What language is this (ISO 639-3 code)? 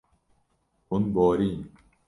kur